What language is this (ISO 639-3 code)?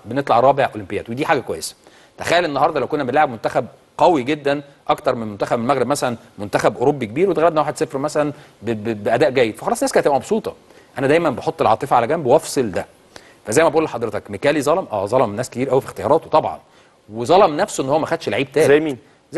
ara